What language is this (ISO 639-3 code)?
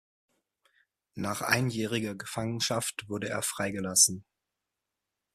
deu